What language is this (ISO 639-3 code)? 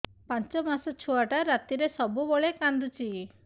ori